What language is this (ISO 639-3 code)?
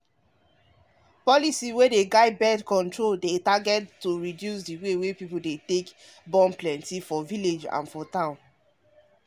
pcm